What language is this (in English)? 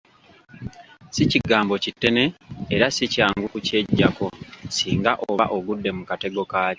Ganda